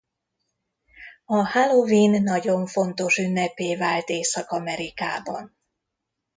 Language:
Hungarian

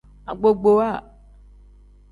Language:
Tem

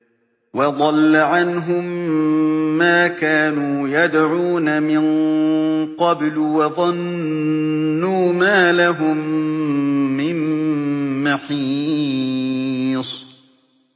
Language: Arabic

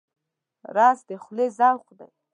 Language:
Pashto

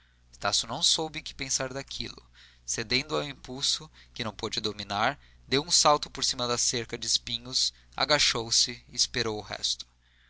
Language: Portuguese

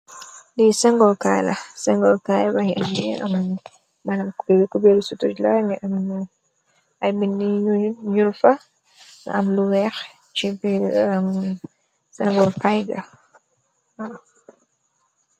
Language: Wolof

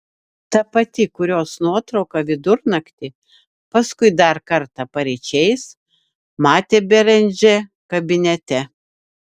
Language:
Lithuanian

